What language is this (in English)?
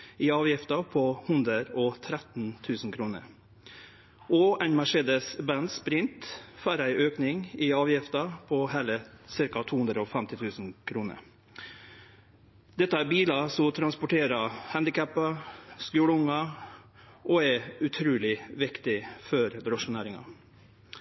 Norwegian Nynorsk